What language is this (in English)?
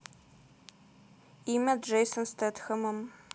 Russian